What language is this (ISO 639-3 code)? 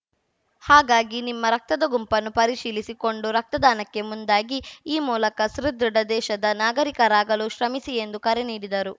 kan